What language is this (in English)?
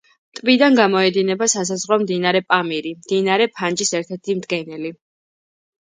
Georgian